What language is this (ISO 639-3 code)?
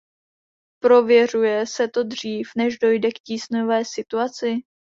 ces